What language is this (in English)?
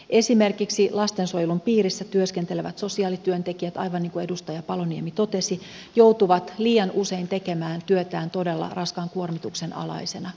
Finnish